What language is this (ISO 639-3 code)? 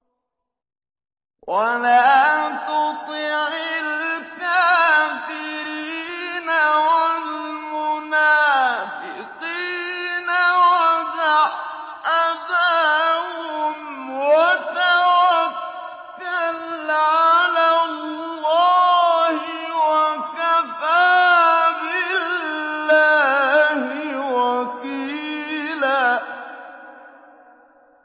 ara